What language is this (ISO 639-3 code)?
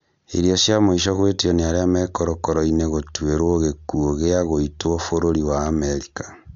kik